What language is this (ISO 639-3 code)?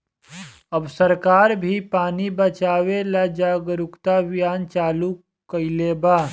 bho